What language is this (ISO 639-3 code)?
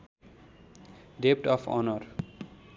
nep